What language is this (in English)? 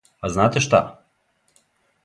Serbian